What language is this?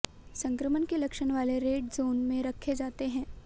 Hindi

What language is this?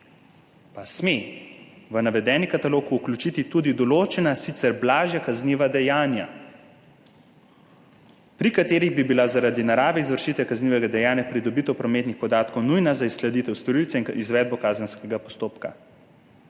Slovenian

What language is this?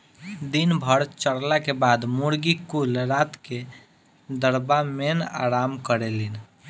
Bhojpuri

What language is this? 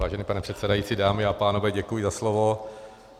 Czech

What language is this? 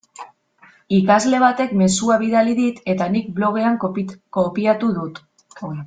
Basque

